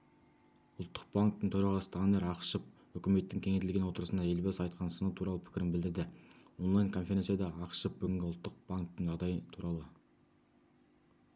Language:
Kazakh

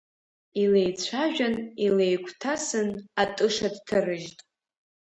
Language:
Abkhazian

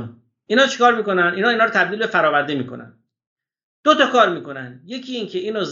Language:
Persian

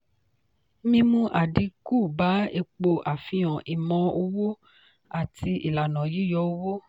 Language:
Yoruba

